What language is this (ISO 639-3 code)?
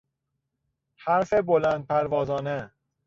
fas